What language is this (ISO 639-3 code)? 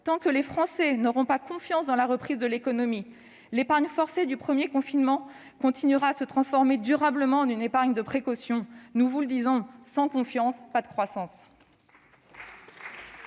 fra